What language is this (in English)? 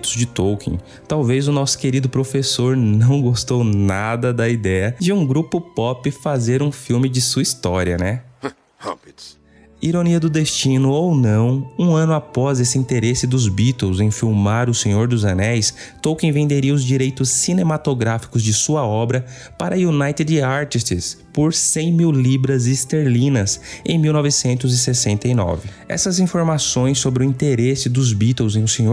Portuguese